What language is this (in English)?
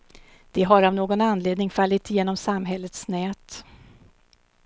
Swedish